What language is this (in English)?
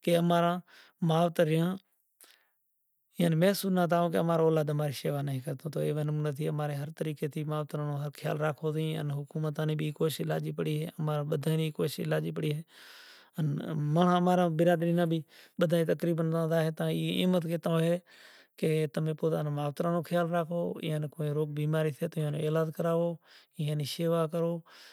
Kachi Koli